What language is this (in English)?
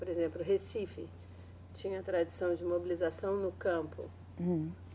Portuguese